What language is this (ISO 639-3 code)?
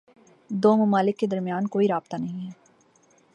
urd